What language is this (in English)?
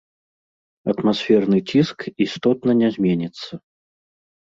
Belarusian